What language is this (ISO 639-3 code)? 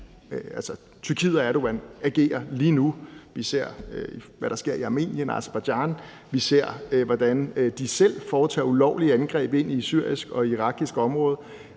dan